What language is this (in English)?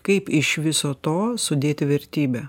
Lithuanian